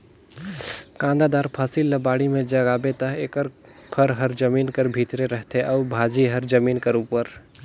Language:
Chhattisgarhi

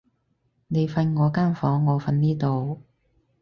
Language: Cantonese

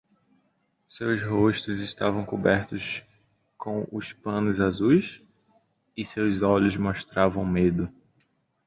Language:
Portuguese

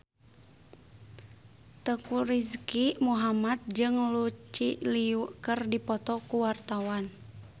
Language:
Sundanese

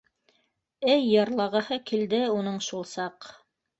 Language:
Bashkir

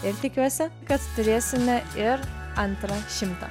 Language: Lithuanian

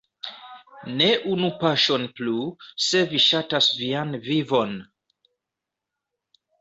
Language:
Esperanto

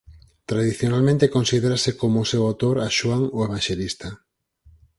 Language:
Galician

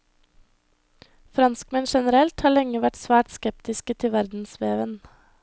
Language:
Norwegian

